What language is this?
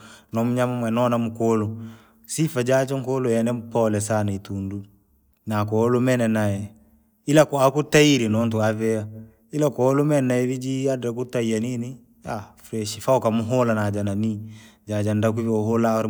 Langi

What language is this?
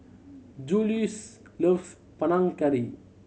English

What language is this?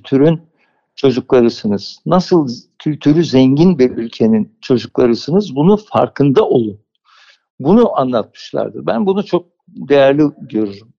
Turkish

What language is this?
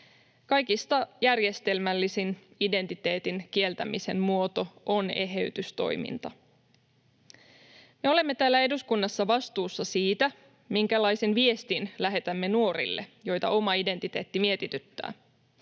Finnish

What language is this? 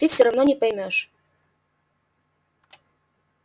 Russian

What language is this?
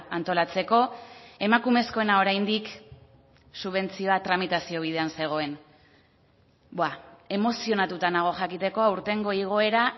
Basque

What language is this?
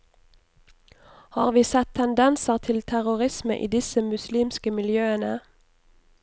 Norwegian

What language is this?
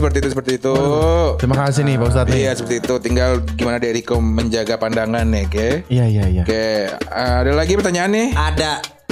Indonesian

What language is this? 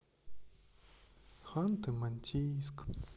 Russian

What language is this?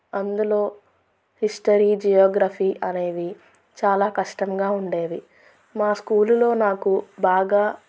Telugu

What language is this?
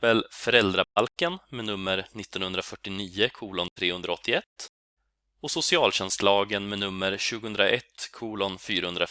Swedish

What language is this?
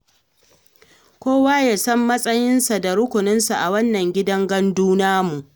Hausa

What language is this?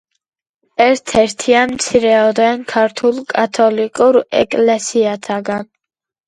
Georgian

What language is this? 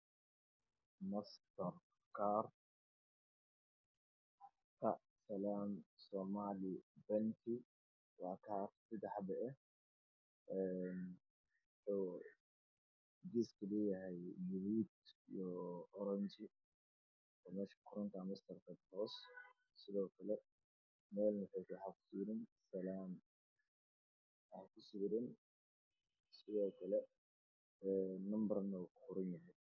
Somali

